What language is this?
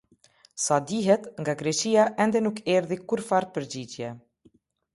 Albanian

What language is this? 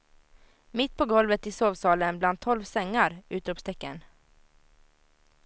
Swedish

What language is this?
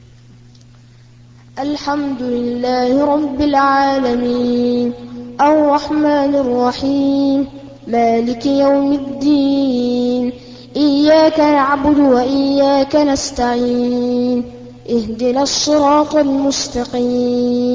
Arabic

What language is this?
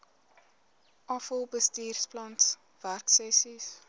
Afrikaans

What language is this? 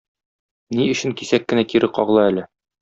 Tatar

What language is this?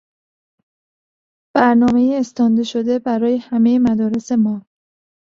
Persian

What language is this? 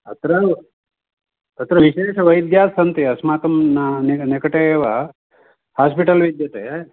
Sanskrit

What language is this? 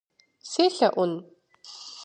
Kabardian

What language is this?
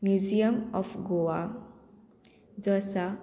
Konkani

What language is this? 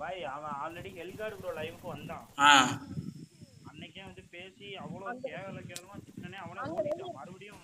Tamil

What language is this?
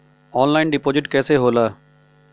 Bhojpuri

